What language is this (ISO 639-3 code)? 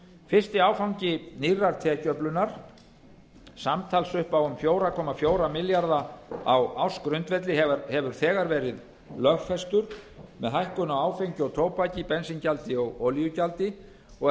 isl